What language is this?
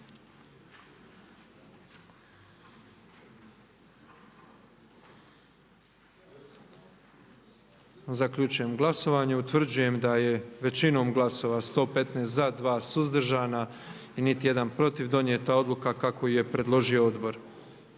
Croatian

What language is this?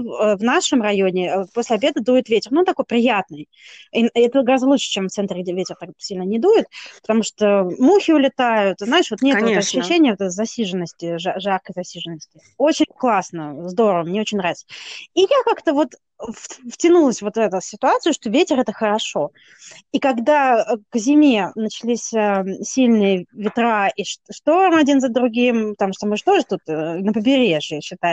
Russian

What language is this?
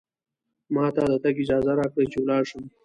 Pashto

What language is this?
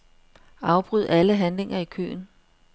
Danish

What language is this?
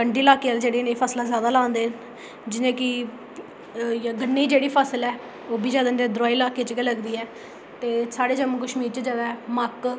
Dogri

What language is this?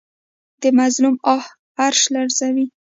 Pashto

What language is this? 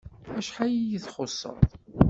Kabyle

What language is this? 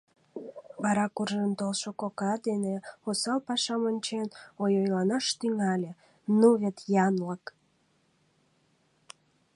Mari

